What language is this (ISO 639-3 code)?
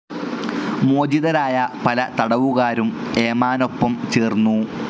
mal